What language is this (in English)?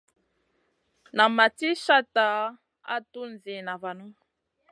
Masana